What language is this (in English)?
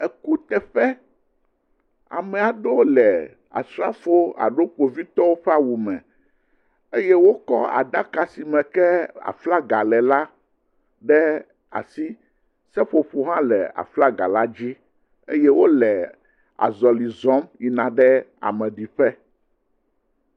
Ewe